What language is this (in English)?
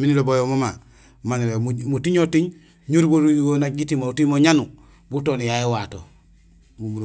Gusilay